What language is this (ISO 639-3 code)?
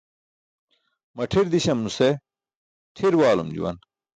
bsk